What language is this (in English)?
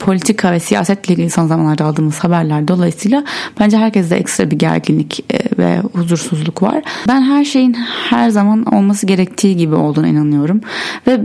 Turkish